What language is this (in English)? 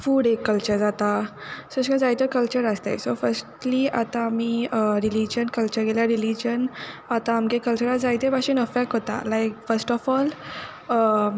Konkani